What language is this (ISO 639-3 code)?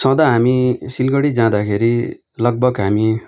nep